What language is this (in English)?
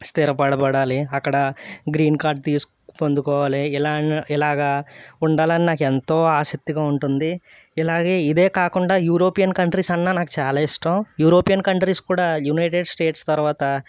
Telugu